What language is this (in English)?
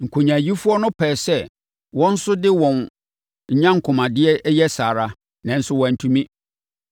Akan